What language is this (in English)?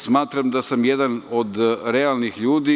Serbian